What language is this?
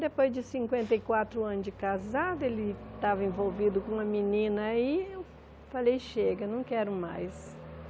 Portuguese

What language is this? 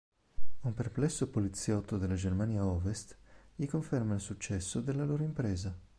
Italian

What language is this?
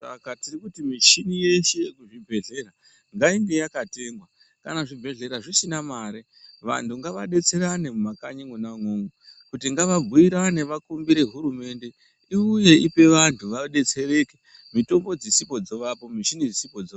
Ndau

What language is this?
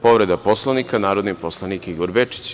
Serbian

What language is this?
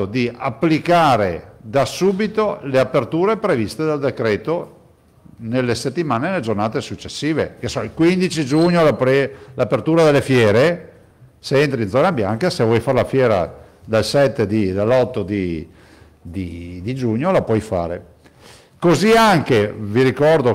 Italian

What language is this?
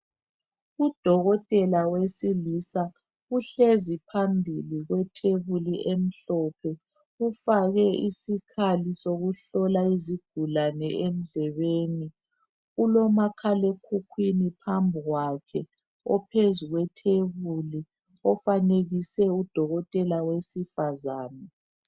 North Ndebele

